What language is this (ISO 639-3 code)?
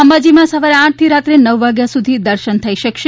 guj